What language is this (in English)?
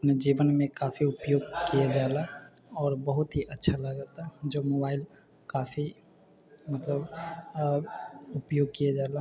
Maithili